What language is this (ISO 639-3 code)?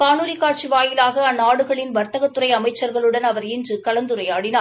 tam